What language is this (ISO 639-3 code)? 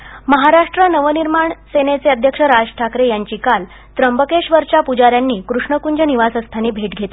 mar